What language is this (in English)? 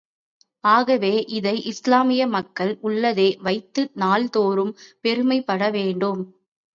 Tamil